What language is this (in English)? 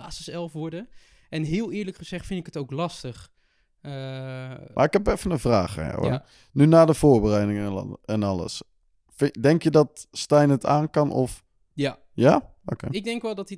Dutch